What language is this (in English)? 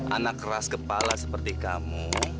Indonesian